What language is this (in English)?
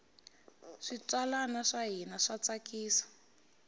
Tsonga